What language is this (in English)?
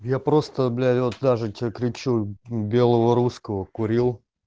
Russian